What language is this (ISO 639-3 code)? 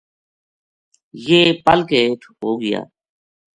gju